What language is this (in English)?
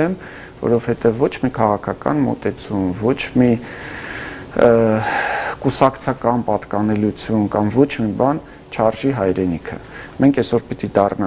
Romanian